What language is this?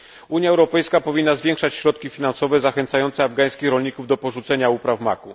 Polish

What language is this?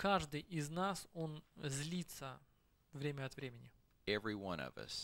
Russian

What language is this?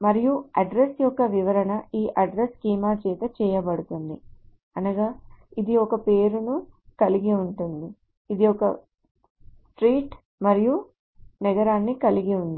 Telugu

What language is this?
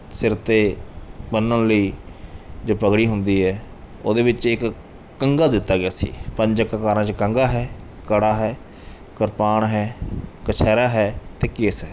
Punjabi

